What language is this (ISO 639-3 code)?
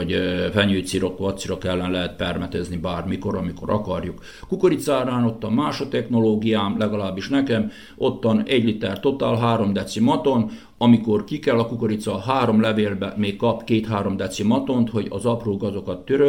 hun